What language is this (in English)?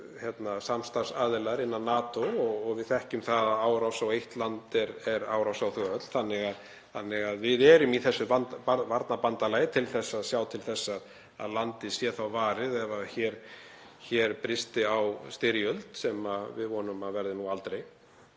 Icelandic